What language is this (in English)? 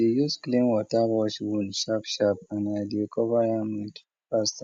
Nigerian Pidgin